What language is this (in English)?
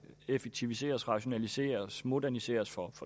Danish